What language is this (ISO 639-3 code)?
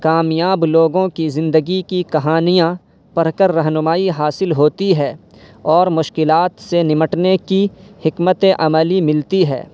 urd